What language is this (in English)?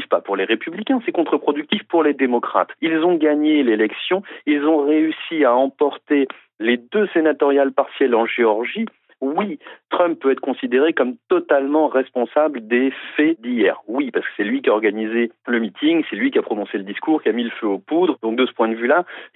French